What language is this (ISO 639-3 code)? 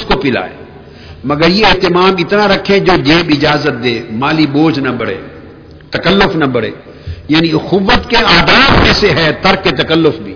urd